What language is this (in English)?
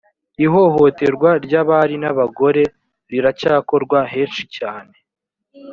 Kinyarwanda